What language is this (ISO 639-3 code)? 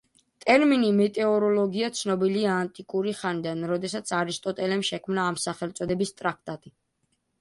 kat